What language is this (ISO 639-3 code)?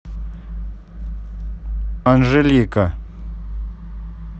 rus